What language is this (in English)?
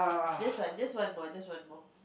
English